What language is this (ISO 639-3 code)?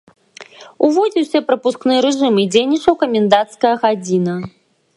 bel